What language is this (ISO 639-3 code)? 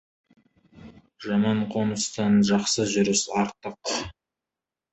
kaz